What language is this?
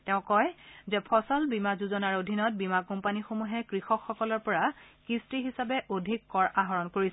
Assamese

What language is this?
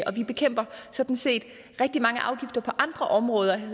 Danish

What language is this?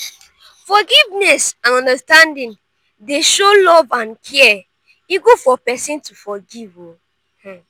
Nigerian Pidgin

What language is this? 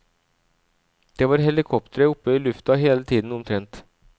Norwegian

